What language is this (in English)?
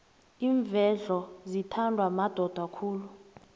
South Ndebele